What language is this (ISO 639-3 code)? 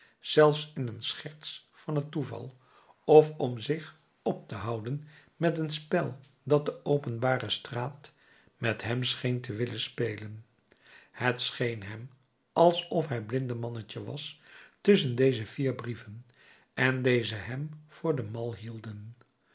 nld